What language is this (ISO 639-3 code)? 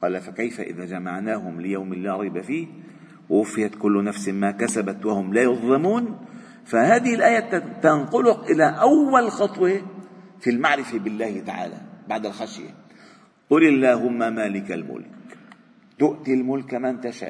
ara